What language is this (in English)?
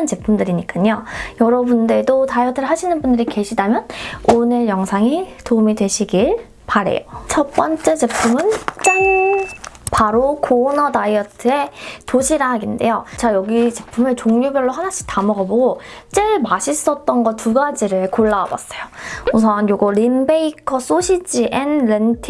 Korean